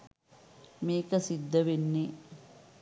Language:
Sinhala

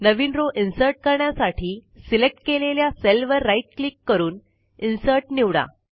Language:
Marathi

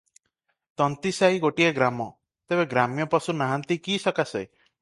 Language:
Odia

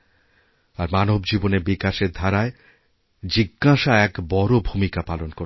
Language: Bangla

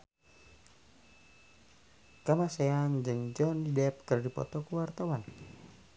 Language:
Sundanese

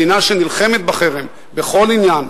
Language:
Hebrew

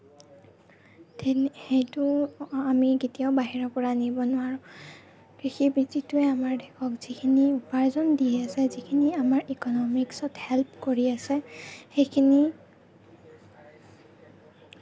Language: Assamese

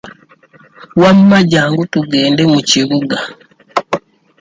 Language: Ganda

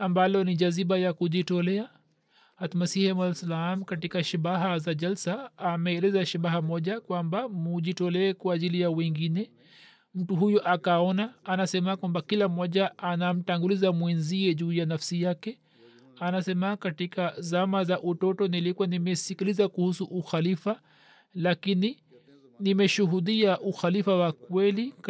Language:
Swahili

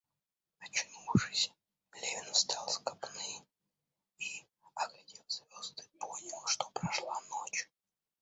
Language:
Russian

